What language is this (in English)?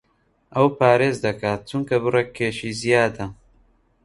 Central Kurdish